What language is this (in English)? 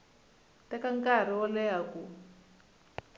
Tsonga